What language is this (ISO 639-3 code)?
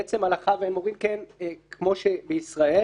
heb